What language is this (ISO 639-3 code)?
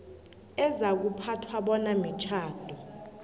nbl